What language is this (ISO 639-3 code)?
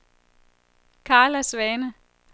dan